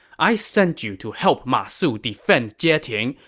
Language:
English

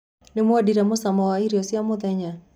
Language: Kikuyu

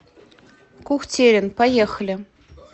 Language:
Russian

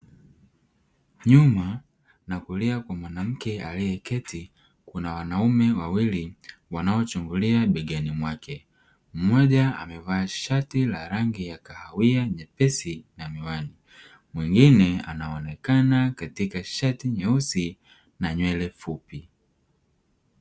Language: Swahili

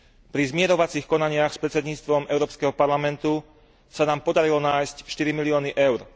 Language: Slovak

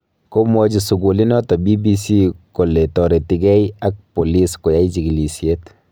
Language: Kalenjin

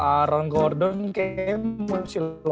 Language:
Indonesian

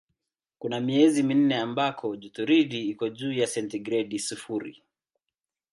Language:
Swahili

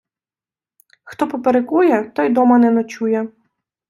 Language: Ukrainian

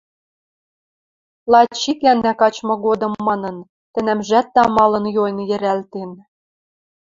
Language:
Western Mari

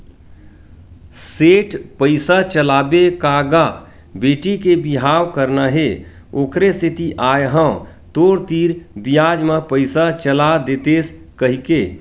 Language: Chhattisgarhi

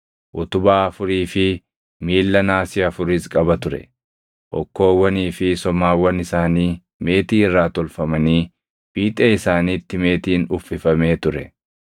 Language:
Oromo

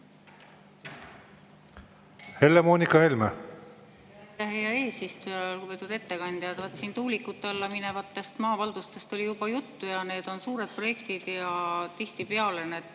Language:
Estonian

